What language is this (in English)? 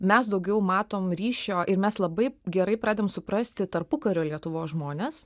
Lithuanian